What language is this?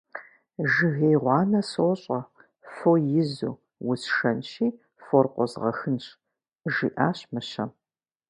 Kabardian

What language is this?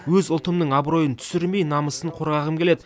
Kazakh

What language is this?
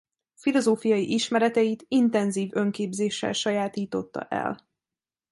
Hungarian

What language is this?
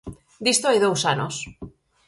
Galician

